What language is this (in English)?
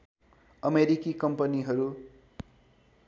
Nepali